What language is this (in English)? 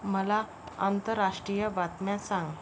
Marathi